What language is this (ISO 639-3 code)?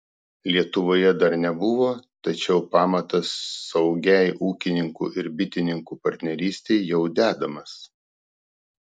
lit